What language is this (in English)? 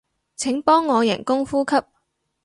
Cantonese